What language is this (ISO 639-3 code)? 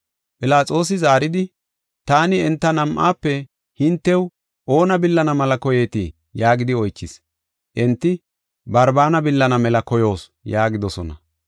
gof